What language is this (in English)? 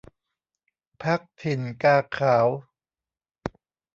Thai